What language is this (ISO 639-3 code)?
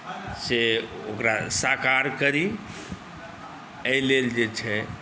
mai